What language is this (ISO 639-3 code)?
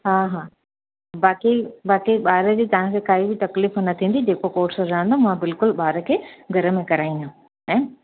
snd